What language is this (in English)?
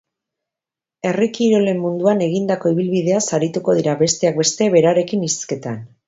Basque